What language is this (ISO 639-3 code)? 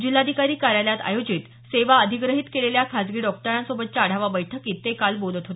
mar